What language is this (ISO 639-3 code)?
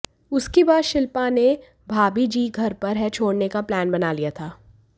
hin